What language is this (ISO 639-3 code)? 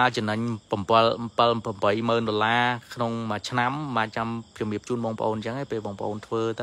vie